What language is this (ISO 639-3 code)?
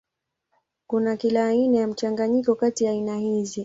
swa